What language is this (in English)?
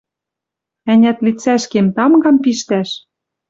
Western Mari